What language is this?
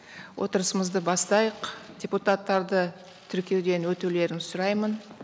Kazakh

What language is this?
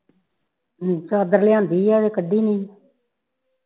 Punjabi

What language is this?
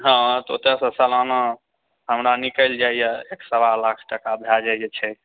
Maithili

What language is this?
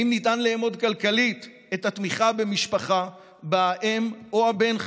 Hebrew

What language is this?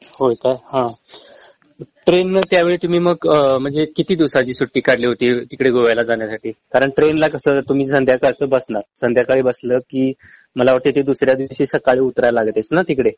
Marathi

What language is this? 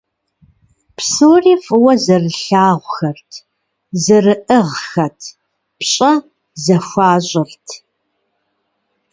Kabardian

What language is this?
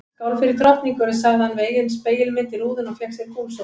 Icelandic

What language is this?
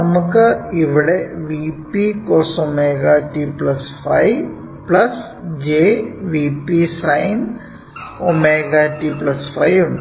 Malayalam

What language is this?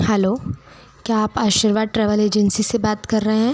Hindi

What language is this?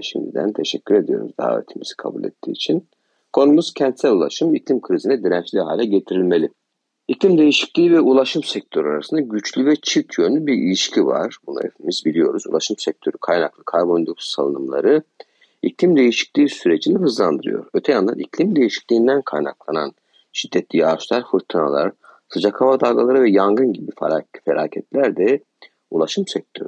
Turkish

